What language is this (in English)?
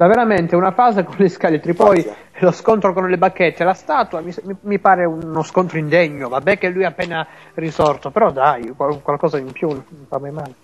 Italian